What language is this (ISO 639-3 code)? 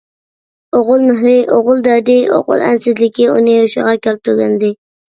uig